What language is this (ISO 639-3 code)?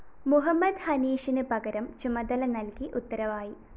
mal